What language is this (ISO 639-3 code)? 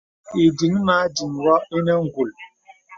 beb